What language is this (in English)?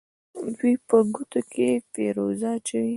Pashto